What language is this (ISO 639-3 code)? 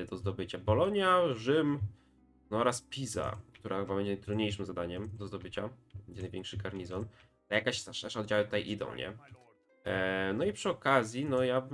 pol